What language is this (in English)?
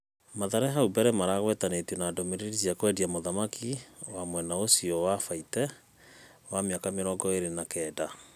Kikuyu